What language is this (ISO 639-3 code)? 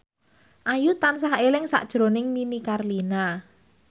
jav